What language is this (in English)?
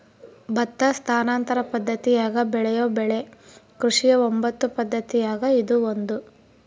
Kannada